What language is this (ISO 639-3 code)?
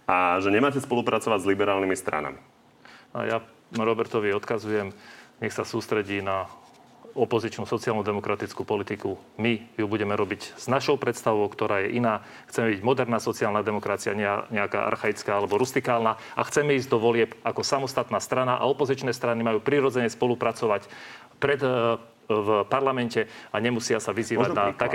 slk